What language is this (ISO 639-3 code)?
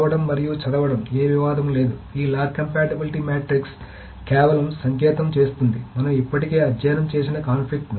tel